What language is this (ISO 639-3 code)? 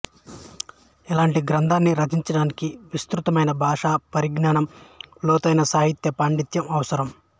tel